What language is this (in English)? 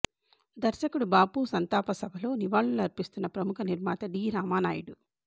Telugu